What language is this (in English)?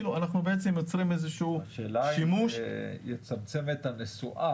Hebrew